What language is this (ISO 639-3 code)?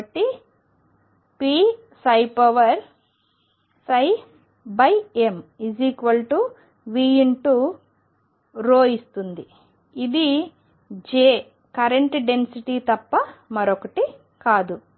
tel